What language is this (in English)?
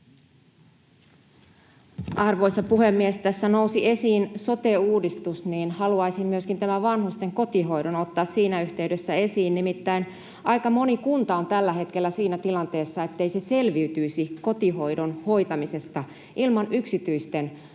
Finnish